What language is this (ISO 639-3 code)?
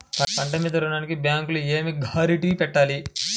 tel